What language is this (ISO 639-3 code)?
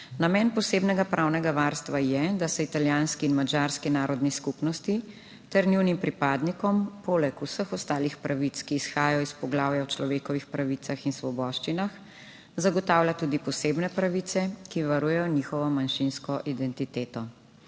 slv